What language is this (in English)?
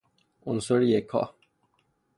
Persian